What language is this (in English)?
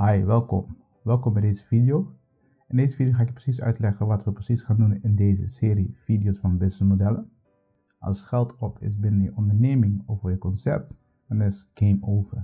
Dutch